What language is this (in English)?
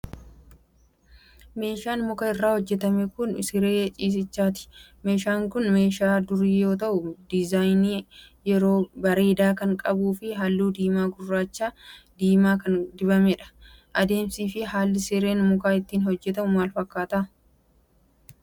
Oromo